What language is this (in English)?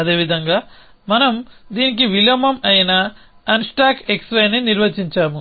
Telugu